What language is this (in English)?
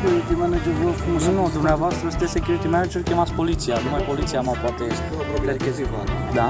Romanian